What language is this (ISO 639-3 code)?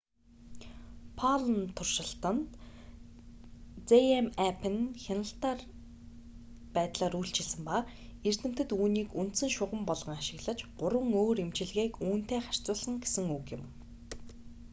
mon